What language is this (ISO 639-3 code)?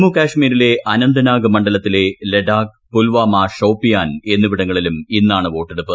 mal